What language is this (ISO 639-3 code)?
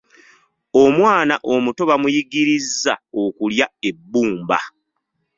lug